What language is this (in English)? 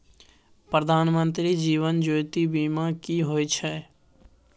Maithili